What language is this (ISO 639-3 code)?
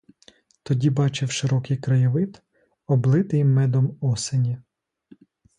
ukr